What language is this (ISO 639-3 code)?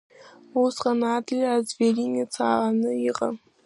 abk